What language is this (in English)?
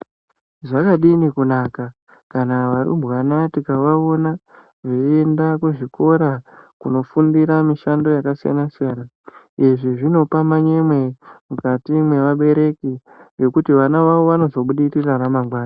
Ndau